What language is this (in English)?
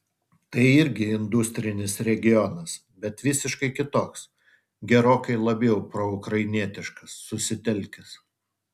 Lithuanian